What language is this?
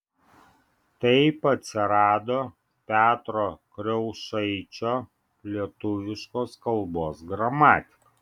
Lithuanian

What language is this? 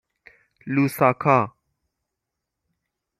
Persian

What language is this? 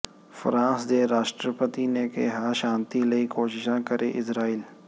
Punjabi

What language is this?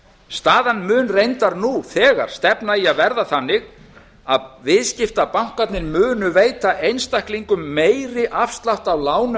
Icelandic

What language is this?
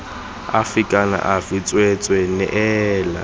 Tswana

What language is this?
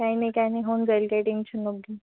Marathi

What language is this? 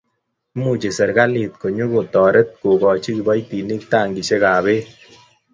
Kalenjin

